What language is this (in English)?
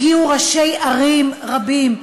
Hebrew